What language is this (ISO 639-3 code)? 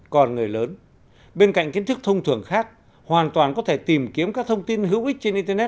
vie